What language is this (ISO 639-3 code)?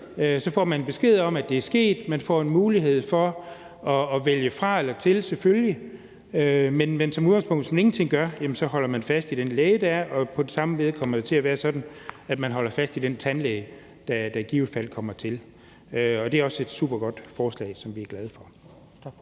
dan